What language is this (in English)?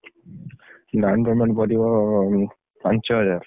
Odia